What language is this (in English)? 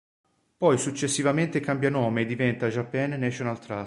Italian